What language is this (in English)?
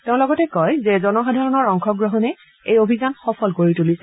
Assamese